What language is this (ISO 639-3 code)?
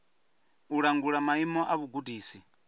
ven